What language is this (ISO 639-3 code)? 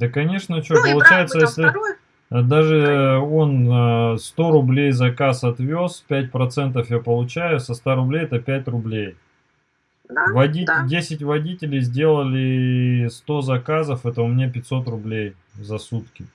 rus